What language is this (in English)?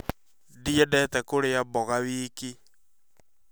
Kikuyu